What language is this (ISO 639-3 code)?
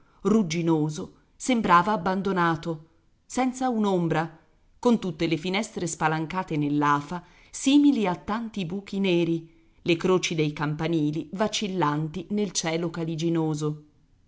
ita